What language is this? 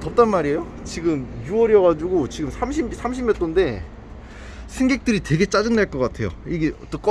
Korean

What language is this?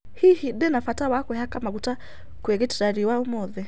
Kikuyu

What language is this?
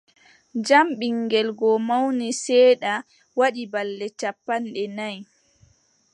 Adamawa Fulfulde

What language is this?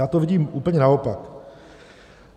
Czech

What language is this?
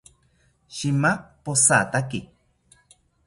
South Ucayali Ashéninka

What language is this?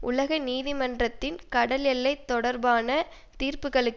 Tamil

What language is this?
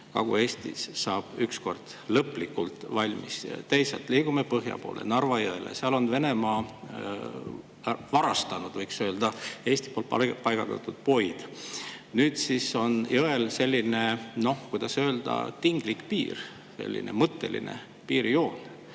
Estonian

